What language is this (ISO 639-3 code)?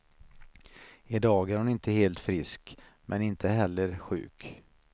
swe